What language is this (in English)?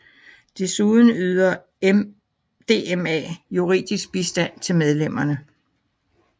Danish